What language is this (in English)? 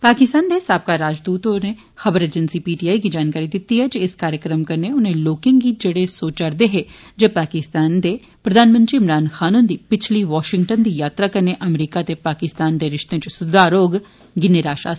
Dogri